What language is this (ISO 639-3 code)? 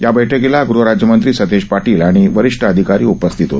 mar